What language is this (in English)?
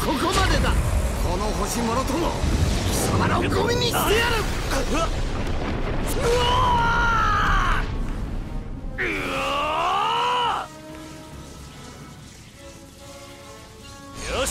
Japanese